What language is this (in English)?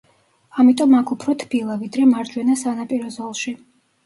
Georgian